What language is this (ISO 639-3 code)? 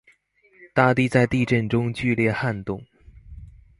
zho